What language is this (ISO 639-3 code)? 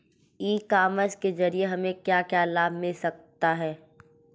hin